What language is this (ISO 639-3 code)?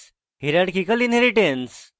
ben